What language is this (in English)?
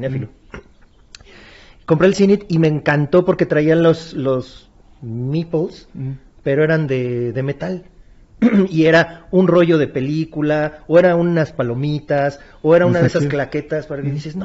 Spanish